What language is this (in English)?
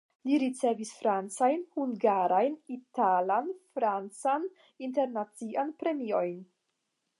Esperanto